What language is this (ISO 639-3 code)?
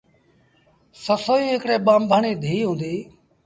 sbn